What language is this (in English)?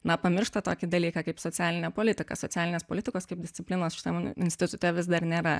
Lithuanian